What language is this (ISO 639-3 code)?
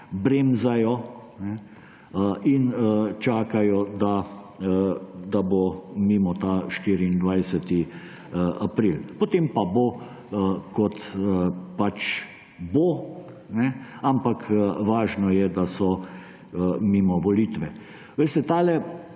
slv